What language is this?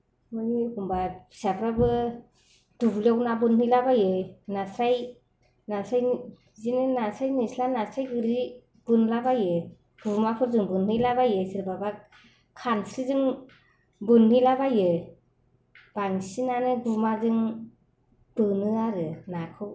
Bodo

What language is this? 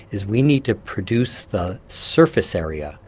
English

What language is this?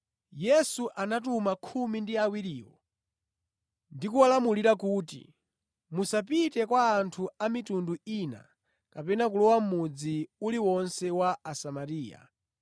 Nyanja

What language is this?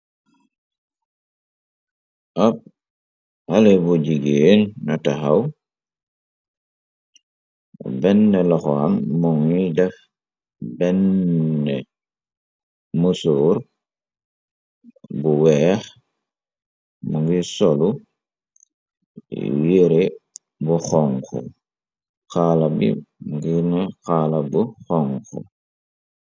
Wolof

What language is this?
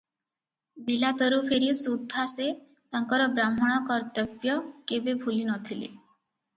Odia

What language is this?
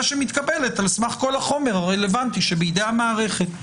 Hebrew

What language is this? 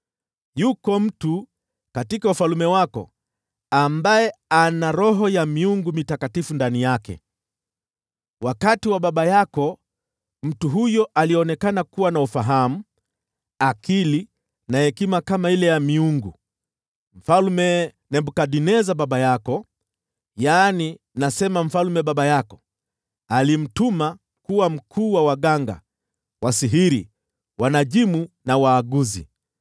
Swahili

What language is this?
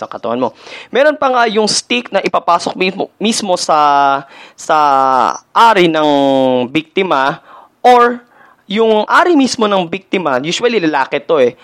Filipino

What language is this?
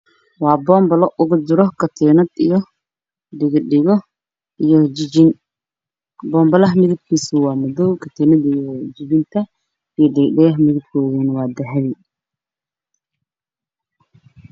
Somali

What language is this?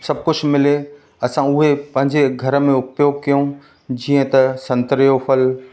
Sindhi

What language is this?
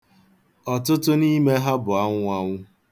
Igbo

